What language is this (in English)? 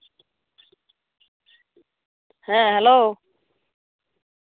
Santali